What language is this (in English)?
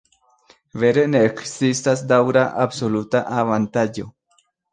Esperanto